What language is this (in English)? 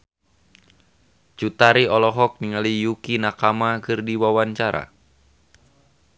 Sundanese